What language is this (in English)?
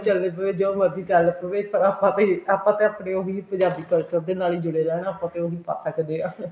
Punjabi